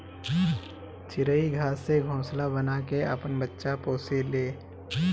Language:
Bhojpuri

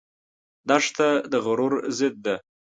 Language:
Pashto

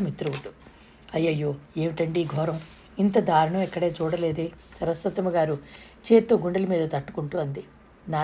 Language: Telugu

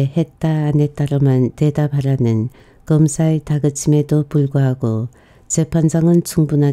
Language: Korean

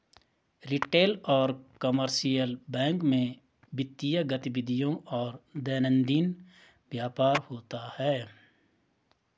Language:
Hindi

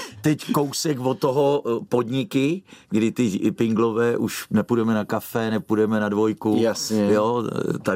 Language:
Czech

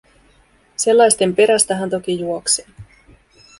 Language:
Finnish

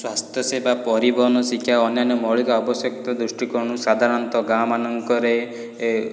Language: Odia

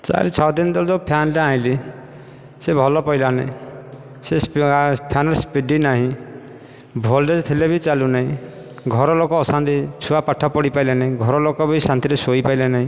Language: Odia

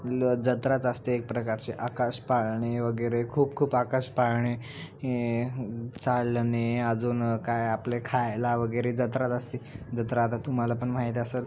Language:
Marathi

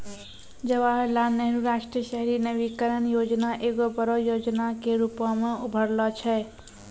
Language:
Maithili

